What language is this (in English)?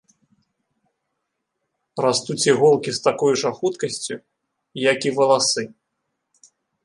Belarusian